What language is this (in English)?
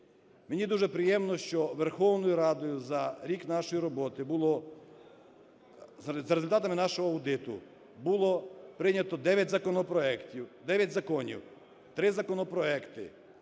Ukrainian